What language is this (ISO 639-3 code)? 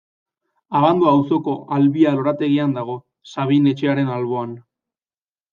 eus